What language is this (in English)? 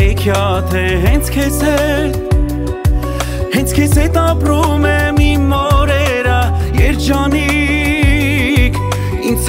Romanian